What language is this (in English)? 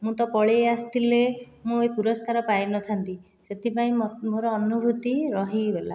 Odia